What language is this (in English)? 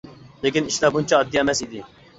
Uyghur